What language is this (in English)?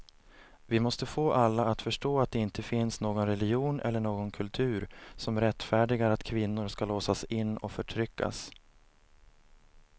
Swedish